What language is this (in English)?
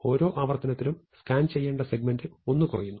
Malayalam